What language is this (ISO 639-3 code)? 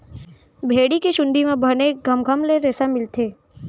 hne